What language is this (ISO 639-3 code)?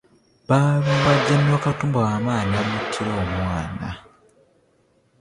lug